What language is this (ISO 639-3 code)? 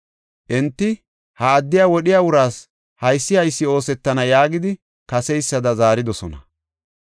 gof